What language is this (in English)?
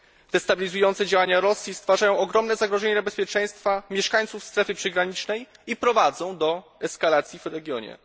Polish